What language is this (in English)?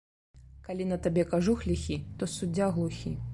Belarusian